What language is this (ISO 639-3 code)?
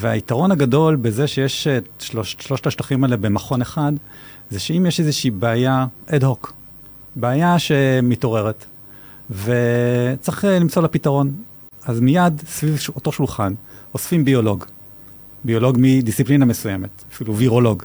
heb